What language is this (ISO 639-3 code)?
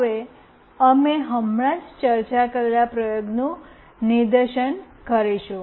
guj